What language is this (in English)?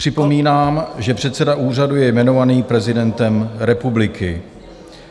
Czech